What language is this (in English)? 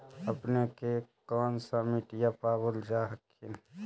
Magahi